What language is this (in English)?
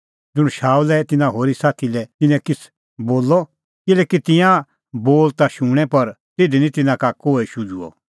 Kullu Pahari